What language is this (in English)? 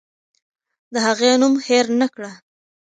Pashto